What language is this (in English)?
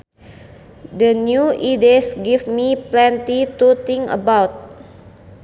Sundanese